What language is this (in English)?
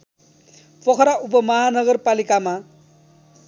Nepali